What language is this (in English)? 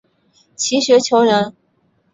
Chinese